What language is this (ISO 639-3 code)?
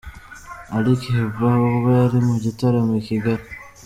kin